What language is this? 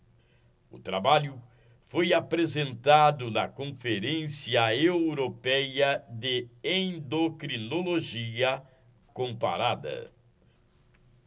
Portuguese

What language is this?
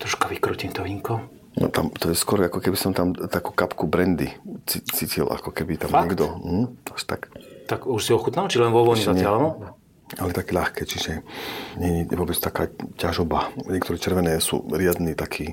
Slovak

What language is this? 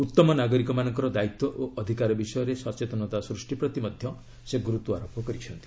Odia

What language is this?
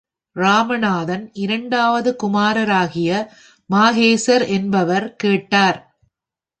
Tamil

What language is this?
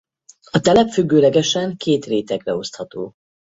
Hungarian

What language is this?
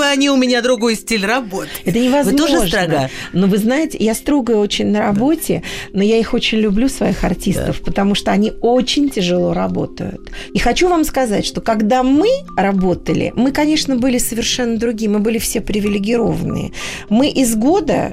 Russian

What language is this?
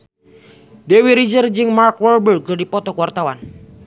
Sundanese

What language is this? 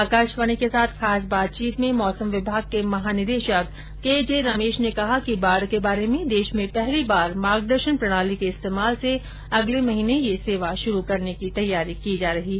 Hindi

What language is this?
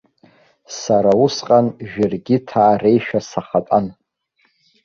Abkhazian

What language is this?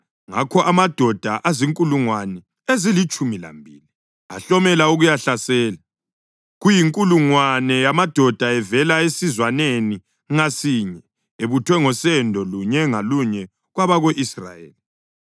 North Ndebele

